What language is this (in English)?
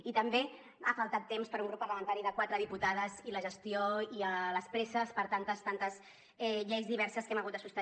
Catalan